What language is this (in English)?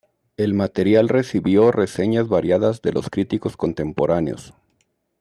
Spanish